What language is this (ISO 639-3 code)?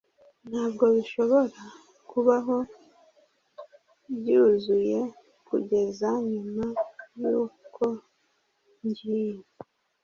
kin